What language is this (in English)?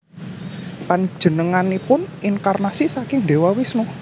Javanese